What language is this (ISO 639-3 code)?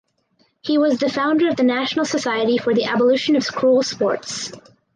eng